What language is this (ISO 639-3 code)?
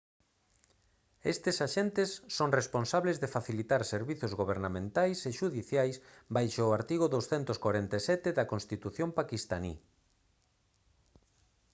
glg